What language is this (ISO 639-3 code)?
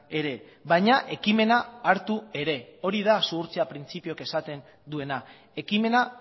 eus